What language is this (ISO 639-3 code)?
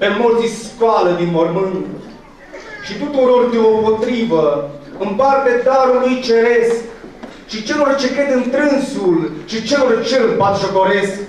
ron